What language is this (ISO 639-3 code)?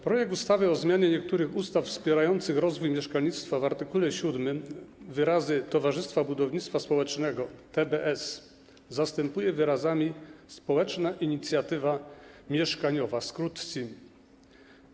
pol